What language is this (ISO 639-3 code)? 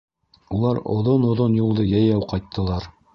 bak